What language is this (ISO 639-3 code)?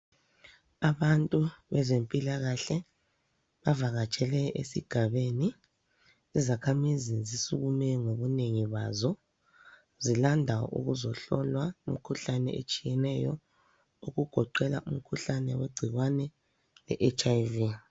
nde